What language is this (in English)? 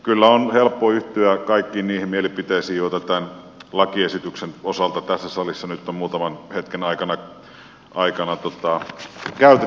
Finnish